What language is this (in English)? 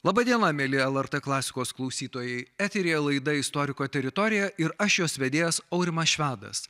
Lithuanian